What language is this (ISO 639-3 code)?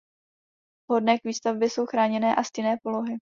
ces